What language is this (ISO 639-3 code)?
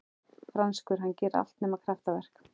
isl